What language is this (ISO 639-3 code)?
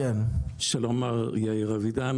heb